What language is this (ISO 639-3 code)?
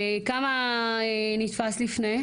heb